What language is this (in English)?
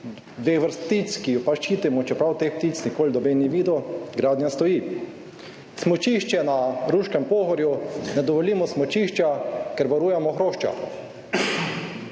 Slovenian